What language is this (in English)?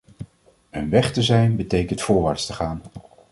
Dutch